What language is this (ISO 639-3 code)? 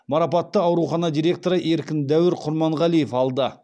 kaz